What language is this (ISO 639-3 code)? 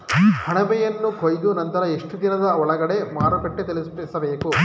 kan